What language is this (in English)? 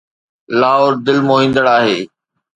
Sindhi